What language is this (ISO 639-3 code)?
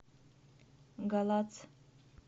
rus